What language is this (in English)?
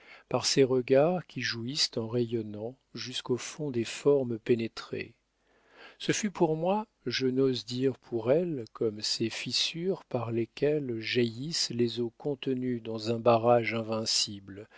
French